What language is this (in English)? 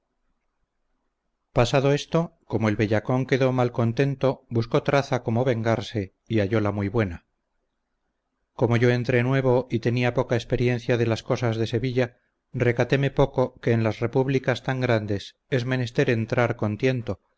Spanish